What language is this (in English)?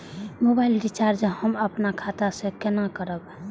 Maithili